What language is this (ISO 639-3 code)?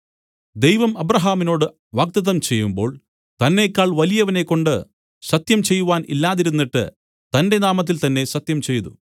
mal